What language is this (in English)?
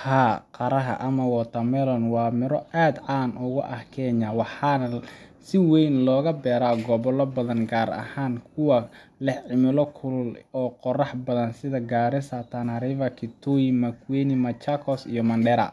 Somali